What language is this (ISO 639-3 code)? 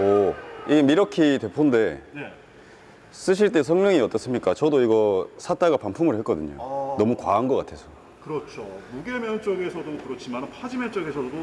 kor